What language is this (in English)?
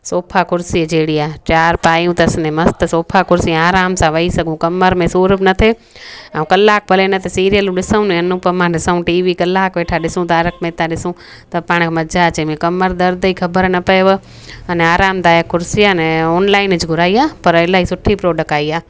Sindhi